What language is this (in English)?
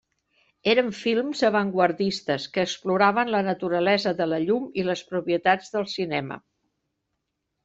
Catalan